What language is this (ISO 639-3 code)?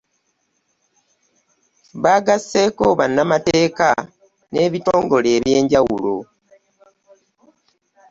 lug